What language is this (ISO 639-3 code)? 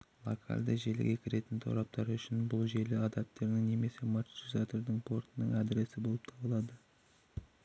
kaz